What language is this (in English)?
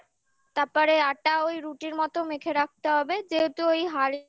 Bangla